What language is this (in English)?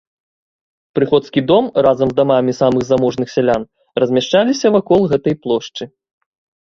Belarusian